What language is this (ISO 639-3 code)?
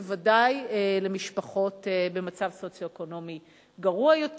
heb